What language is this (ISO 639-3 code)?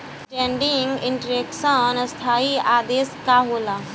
bho